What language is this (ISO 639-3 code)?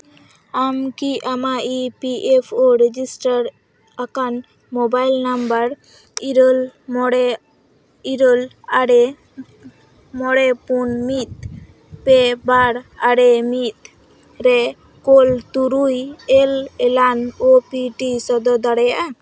sat